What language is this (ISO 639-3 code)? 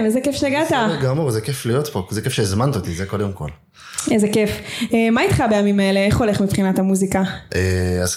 heb